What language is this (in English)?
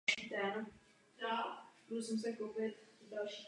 Czech